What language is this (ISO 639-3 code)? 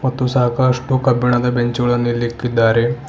kan